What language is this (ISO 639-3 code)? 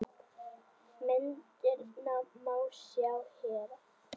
isl